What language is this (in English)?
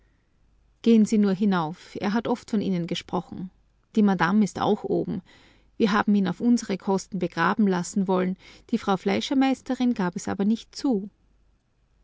German